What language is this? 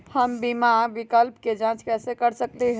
Magahi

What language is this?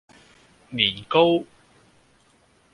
Cantonese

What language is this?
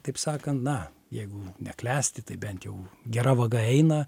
Lithuanian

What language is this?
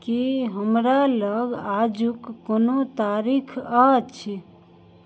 Maithili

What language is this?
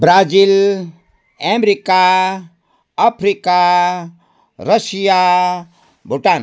Nepali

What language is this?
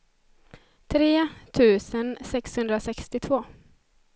Swedish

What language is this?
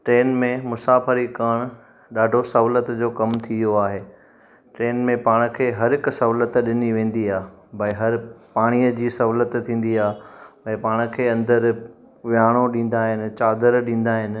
Sindhi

